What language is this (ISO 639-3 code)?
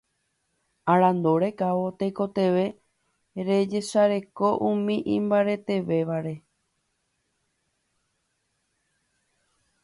grn